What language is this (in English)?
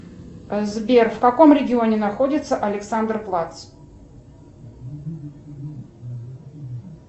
Russian